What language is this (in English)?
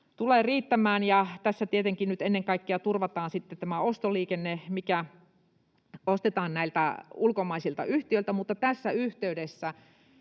Finnish